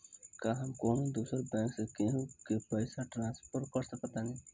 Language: Bhojpuri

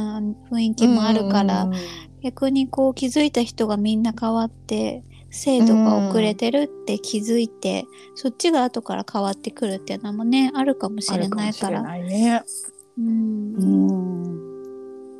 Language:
Japanese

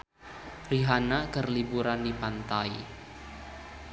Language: Sundanese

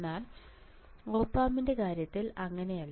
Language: Malayalam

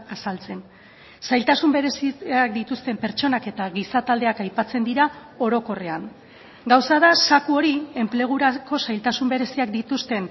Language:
Basque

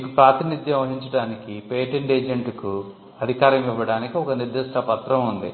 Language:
Telugu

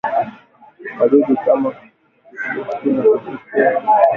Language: Swahili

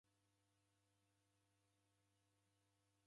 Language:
Taita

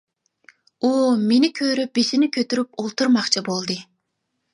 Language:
Uyghur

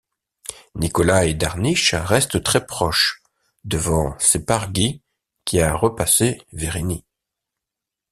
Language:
French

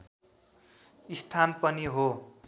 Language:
Nepali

